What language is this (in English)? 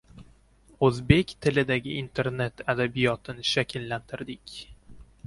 Uzbek